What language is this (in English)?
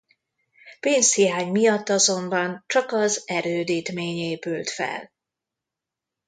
Hungarian